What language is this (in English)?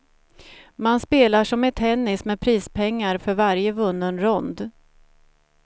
Swedish